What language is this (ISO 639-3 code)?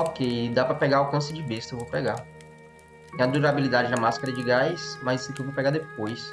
por